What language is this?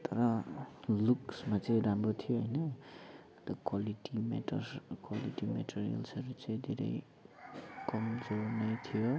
Nepali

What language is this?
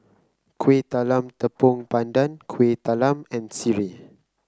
English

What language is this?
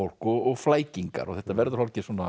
Icelandic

